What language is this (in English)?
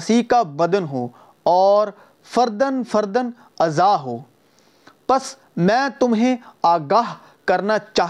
Urdu